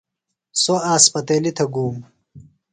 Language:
Phalura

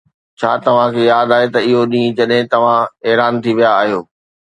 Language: Sindhi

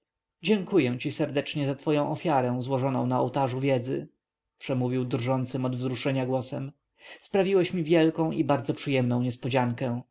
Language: Polish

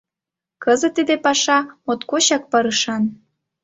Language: Mari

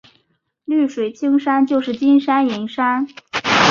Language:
Chinese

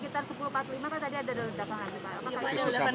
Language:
Indonesian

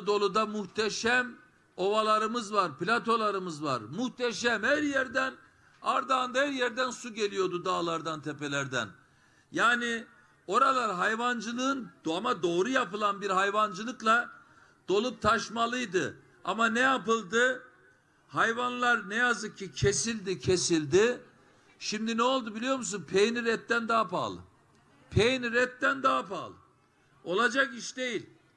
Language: Turkish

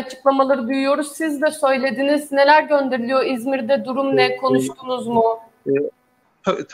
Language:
Turkish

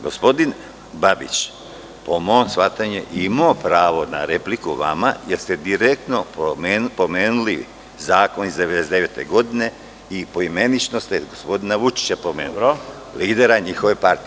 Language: Serbian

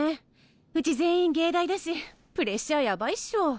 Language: Japanese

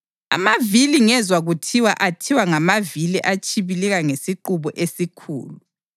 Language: North Ndebele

